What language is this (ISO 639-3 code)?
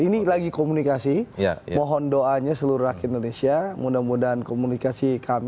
ind